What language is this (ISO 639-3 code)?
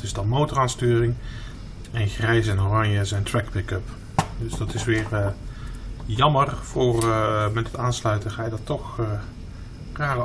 nld